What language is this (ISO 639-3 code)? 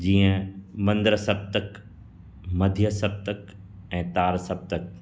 snd